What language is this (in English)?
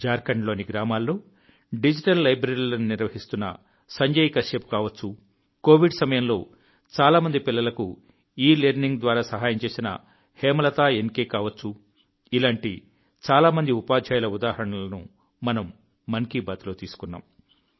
Telugu